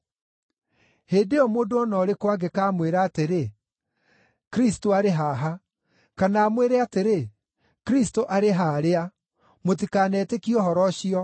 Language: Kikuyu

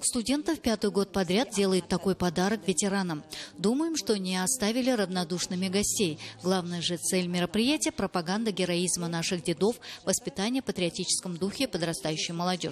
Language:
Russian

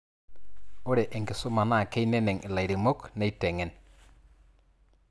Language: Masai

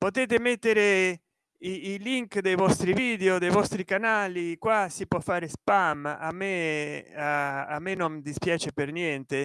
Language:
Italian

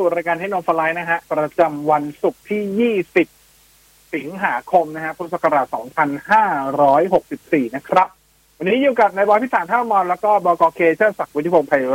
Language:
Thai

